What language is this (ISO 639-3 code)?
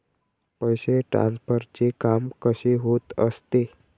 mar